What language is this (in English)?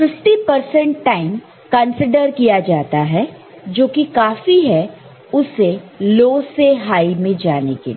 Hindi